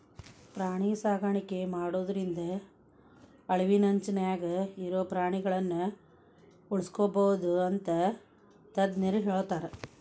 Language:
Kannada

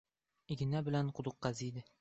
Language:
Uzbek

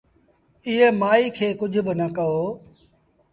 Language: Sindhi Bhil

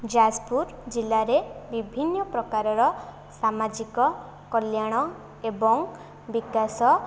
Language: Odia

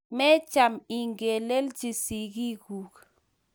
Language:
Kalenjin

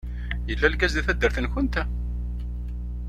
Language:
Kabyle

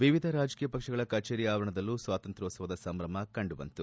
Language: Kannada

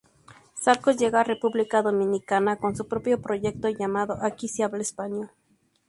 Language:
Spanish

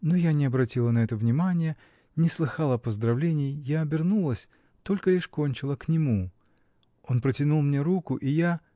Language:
Russian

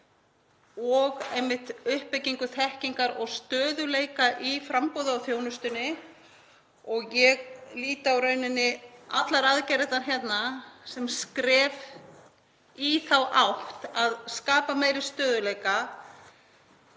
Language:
Icelandic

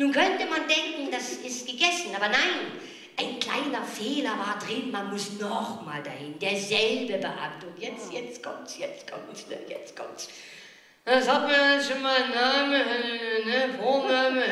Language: German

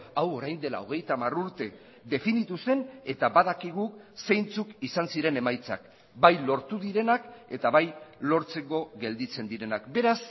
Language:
Basque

